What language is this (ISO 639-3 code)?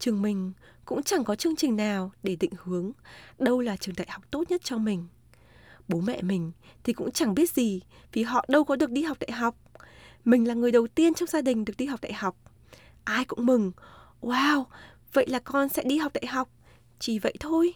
vie